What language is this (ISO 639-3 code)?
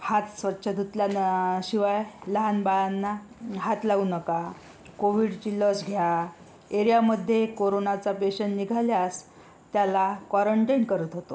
mar